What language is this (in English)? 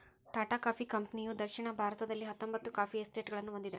Kannada